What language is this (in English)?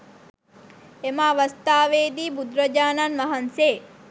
Sinhala